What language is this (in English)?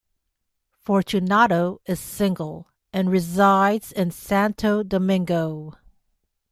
English